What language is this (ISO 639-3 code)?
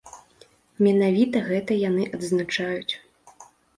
bel